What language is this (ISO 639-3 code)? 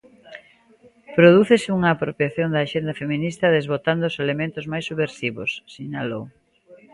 glg